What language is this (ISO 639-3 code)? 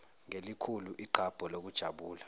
zul